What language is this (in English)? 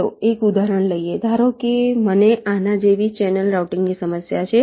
Gujarati